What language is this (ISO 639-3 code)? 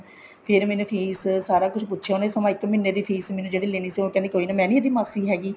pan